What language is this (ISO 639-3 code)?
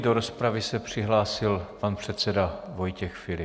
ces